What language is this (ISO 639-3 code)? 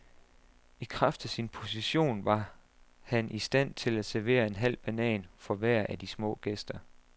dan